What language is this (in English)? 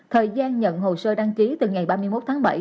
Vietnamese